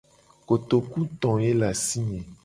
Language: Gen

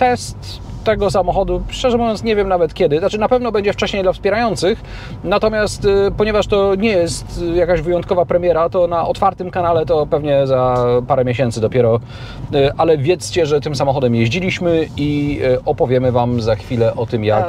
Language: Polish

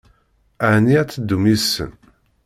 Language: Kabyle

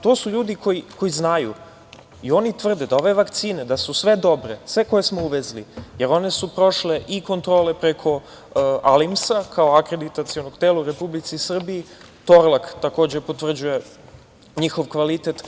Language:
Serbian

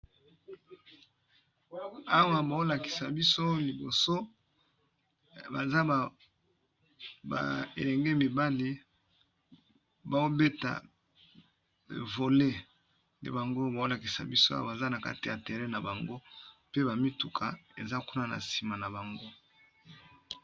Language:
Lingala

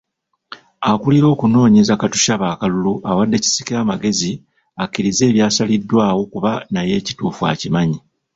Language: Ganda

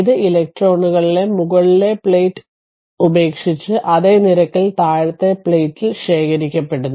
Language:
Malayalam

